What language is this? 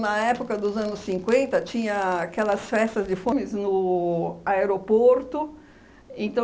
Portuguese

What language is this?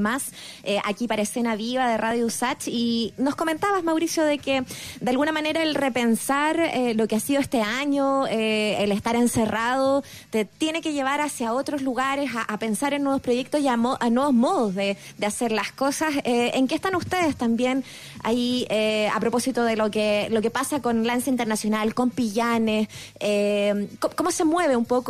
Spanish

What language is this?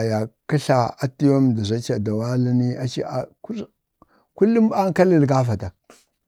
Bade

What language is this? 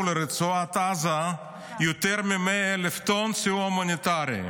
Hebrew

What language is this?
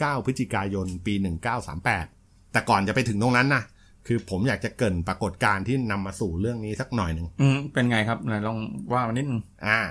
Thai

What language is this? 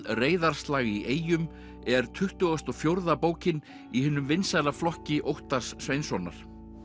Icelandic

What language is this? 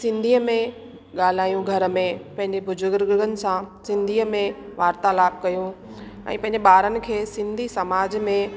Sindhi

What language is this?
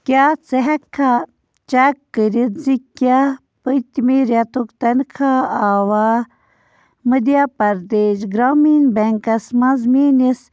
Kashmiri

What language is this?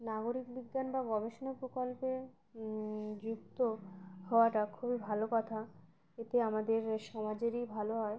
Bangla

